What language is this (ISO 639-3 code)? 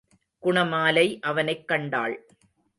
tam